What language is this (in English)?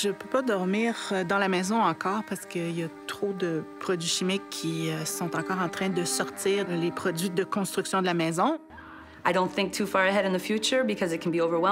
French